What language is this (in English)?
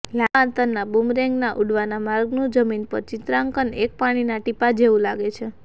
Gujarati